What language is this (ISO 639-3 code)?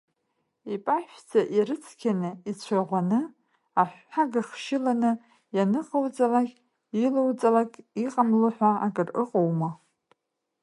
abk